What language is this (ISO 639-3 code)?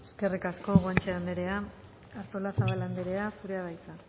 eus